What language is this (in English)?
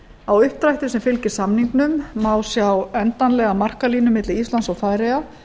Icelandic